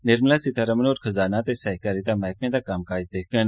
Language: Dogri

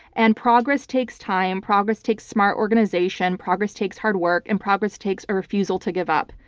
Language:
English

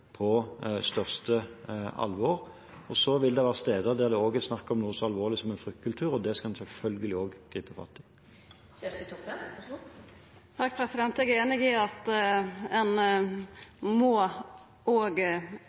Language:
Norwegian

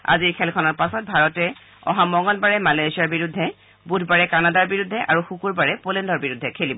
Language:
Assamese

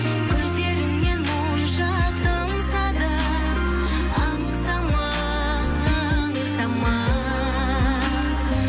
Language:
Kazakh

